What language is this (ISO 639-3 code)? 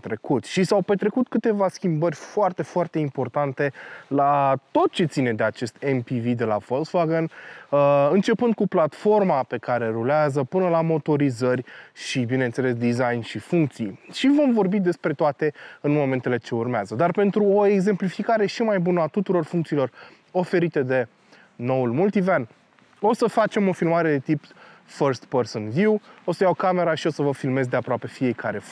ron